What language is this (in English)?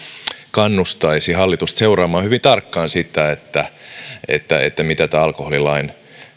Finnish